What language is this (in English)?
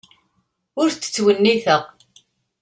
Kabyle